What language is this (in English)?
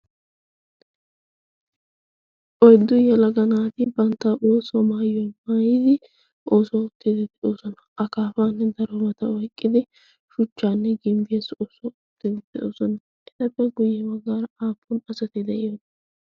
Wolaytta